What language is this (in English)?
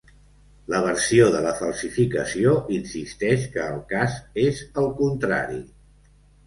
Catalan